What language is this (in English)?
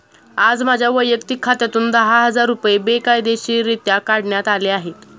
Marathi